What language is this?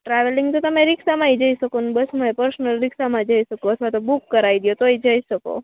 Gujarati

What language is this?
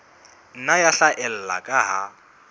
Southern Sotho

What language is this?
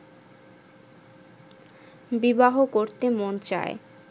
Bangla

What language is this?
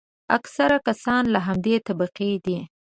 Pashto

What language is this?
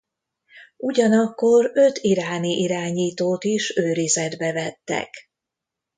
Hungarian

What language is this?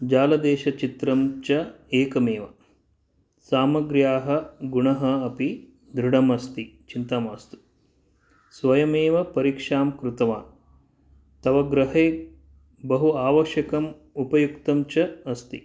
Sanskrit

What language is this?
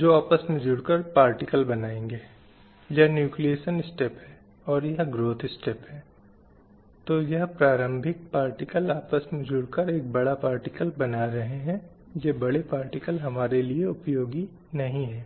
Hindi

